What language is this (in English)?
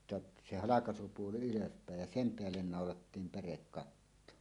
Finnish